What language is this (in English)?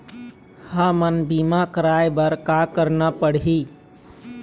Chhattisgarhi